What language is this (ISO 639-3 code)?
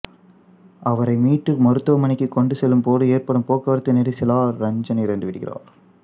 tam